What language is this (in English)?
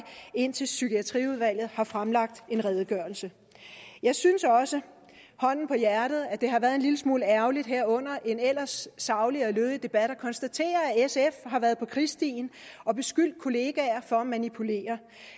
Danish